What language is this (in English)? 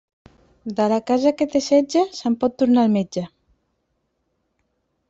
Catalan